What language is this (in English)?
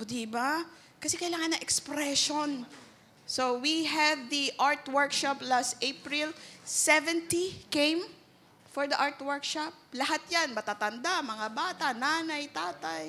Filipino